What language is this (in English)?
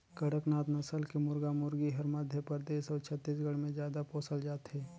Chhattisgarhi